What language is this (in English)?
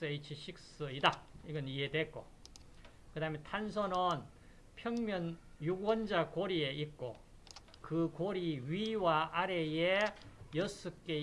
Korean